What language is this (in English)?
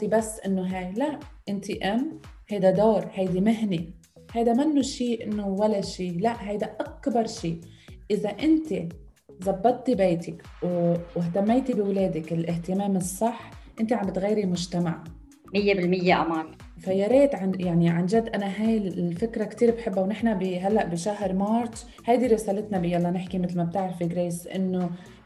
Arabic